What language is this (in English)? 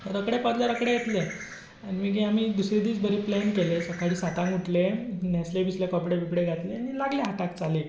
Konkani